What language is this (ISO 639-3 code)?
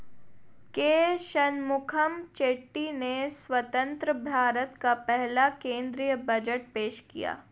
hin